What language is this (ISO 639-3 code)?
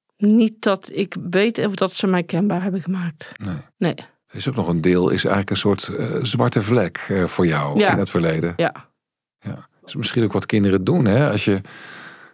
nld